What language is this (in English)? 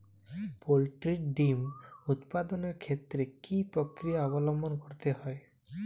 Bangla